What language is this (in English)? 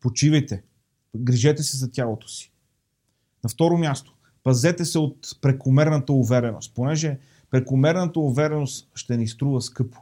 Bulgarian